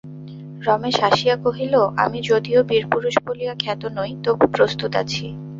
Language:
Bangla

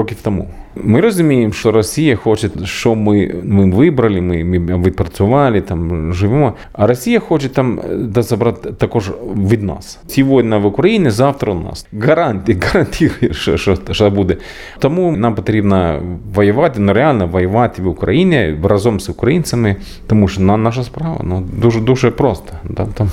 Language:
Ukrainian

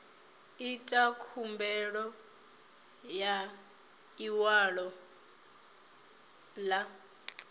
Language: Venda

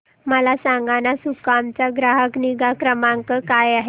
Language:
Marathi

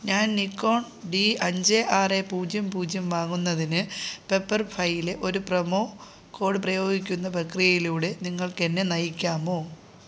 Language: Malayalam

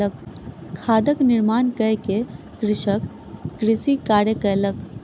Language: Maithili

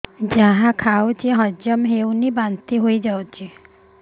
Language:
Odia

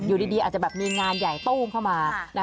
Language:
Thai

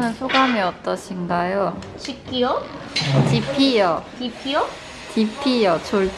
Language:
Korean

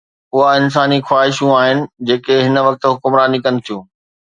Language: Sindhi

